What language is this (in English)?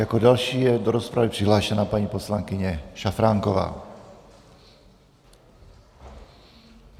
Czech